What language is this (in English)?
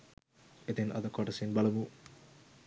Sinhala